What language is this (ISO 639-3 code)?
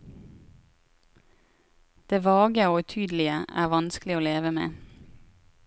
nor